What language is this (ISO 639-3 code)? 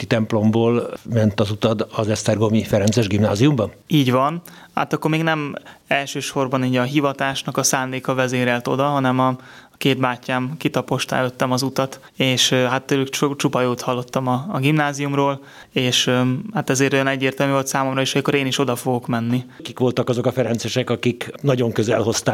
hun